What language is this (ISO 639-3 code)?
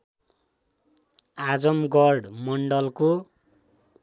nep